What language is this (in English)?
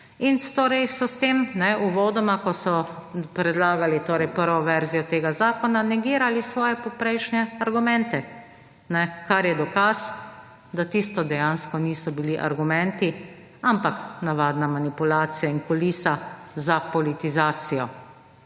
Slovenian